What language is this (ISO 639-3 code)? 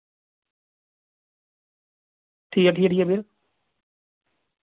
doi